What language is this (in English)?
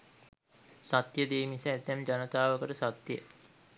Sinhala